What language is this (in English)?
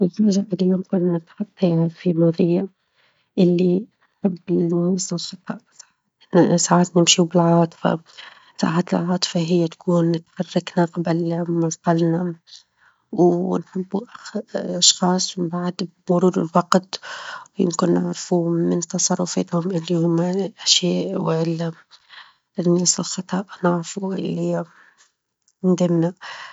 Tunisian Arabic